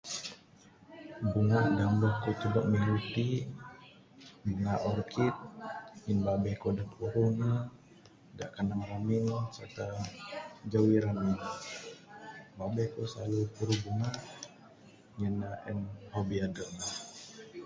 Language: Bukar-Sadung Bidayuh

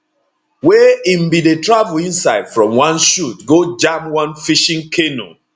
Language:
Nigerian Pidgin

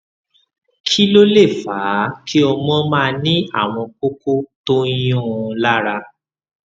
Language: Yoruba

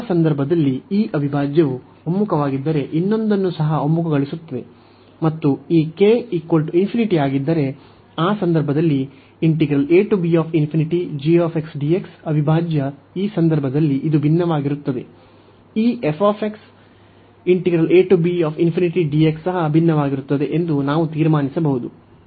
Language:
Kannada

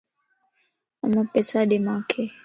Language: Lasi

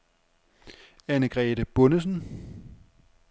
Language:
Danish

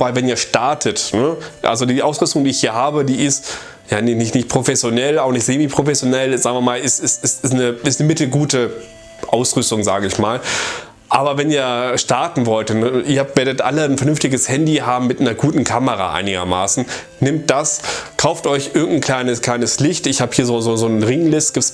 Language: German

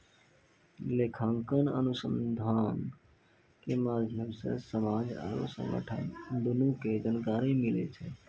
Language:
Maithili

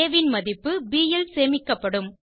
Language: Tamil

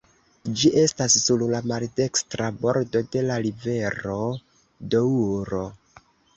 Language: Esperanto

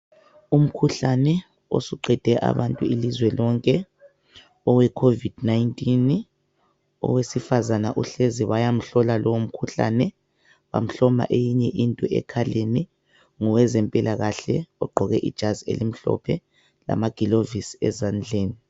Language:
North Ndebele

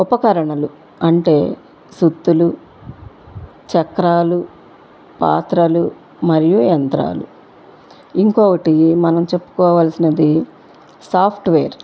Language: Telugu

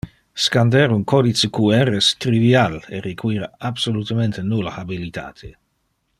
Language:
Interlingua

